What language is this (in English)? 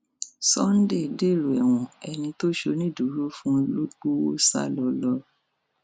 Yoruba